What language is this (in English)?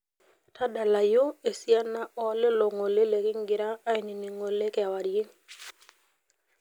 Masai